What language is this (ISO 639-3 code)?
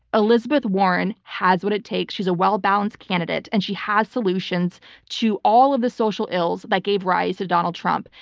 eng